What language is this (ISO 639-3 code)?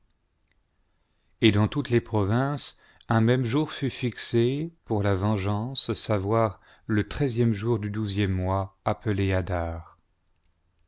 fra